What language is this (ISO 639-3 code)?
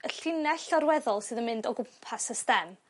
cym